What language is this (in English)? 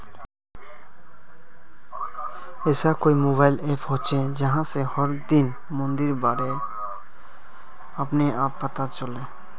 Magahi